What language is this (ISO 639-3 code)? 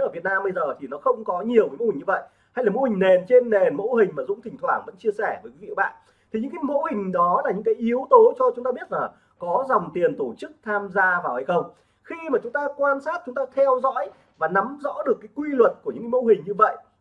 vie